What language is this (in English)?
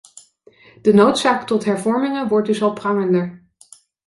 Dutch